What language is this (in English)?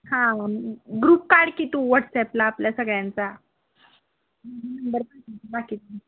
Marathi